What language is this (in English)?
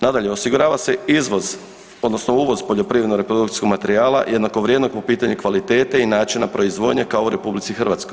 Croatian